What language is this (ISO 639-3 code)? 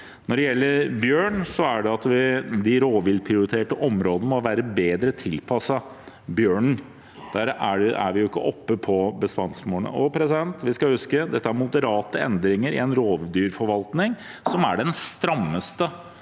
nor